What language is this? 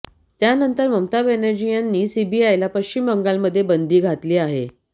Marathi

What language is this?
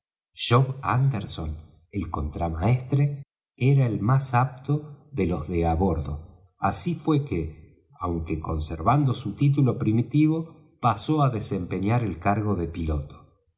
Spanish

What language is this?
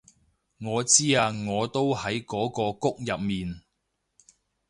Cantonese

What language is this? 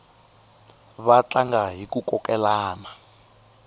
Tsonga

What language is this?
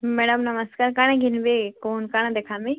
Odia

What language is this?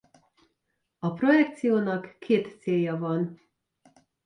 Hungarian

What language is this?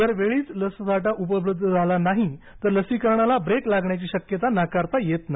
Marathi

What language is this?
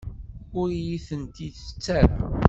Kabyle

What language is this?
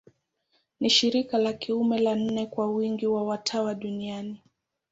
Swahili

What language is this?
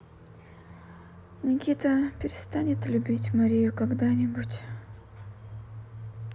Russian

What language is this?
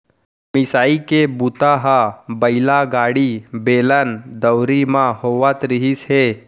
Chhattisgarhi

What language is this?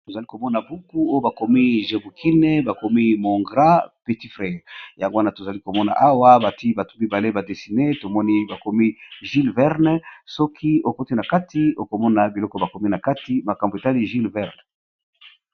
Lingala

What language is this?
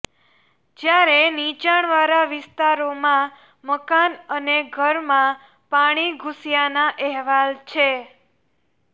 Gujarati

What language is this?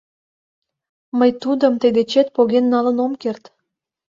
Mari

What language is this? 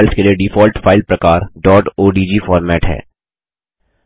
Hindi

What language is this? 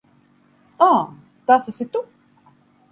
Latvian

